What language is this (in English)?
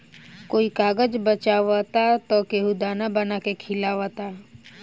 Bhojpuri